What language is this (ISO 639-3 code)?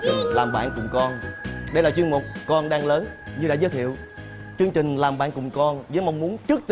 vie